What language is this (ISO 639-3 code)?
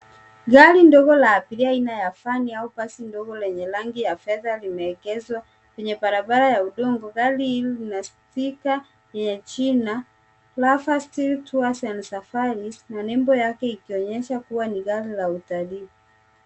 swa